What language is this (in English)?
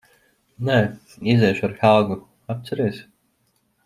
Latvian